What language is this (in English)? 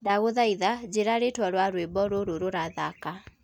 Kikuyu